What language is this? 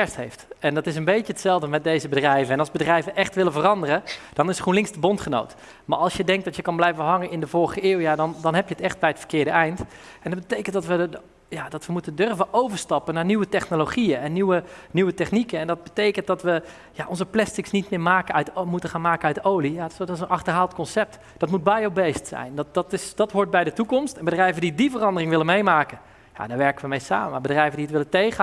Dutch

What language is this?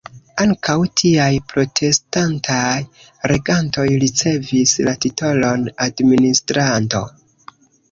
Esperanto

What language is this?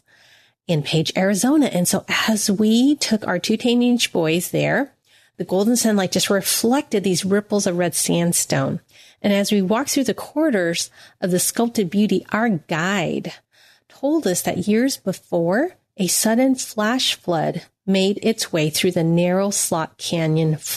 English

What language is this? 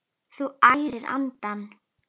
Icelandic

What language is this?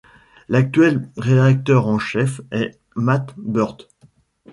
French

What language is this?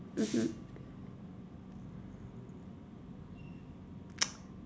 English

